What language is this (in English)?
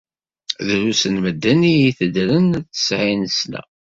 Kabyle